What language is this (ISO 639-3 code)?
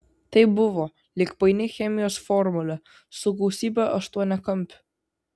lit